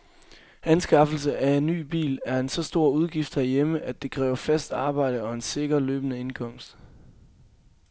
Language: Danish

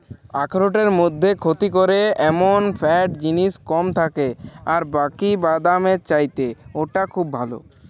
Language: Bangla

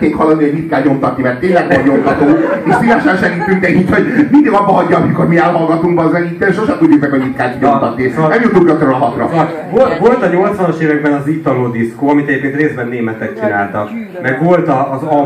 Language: Hungarian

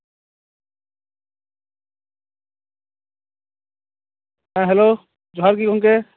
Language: Santali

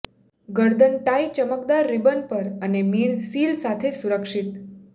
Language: Gujarati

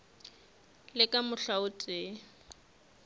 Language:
Northern Sotho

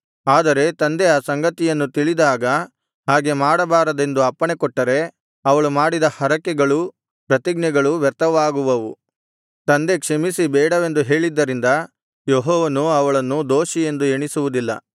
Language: Kannada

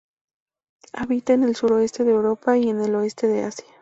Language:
Spanish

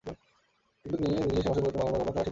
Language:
Bangla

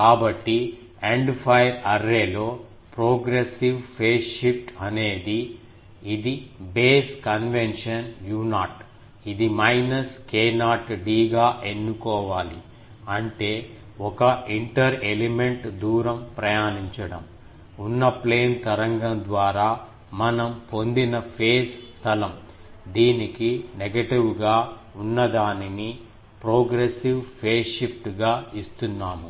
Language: Telugu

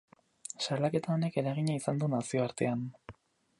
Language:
Basque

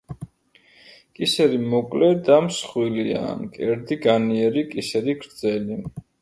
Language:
Georgian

